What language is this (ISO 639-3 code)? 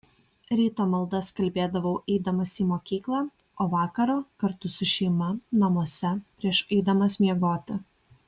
lit